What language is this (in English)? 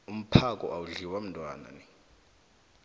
South Ndebele